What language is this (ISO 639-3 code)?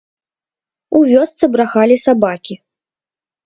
bel